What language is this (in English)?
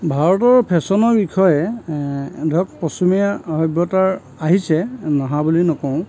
Assamese